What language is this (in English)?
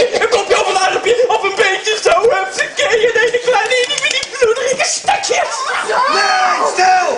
Dutch